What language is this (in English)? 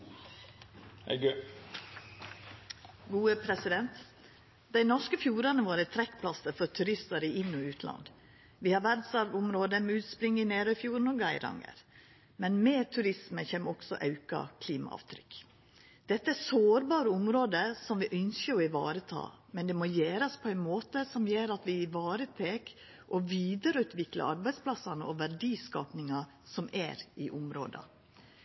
Norwegian Nynorsk